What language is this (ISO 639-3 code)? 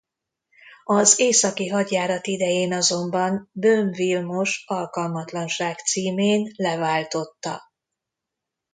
hun